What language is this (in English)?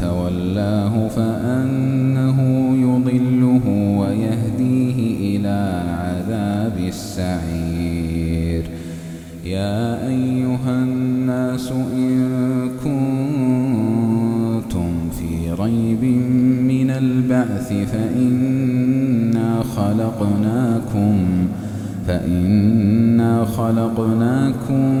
Arabic